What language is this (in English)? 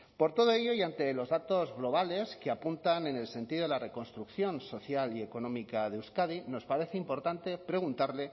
Spanish